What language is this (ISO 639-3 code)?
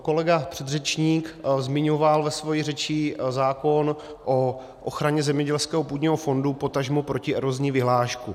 ces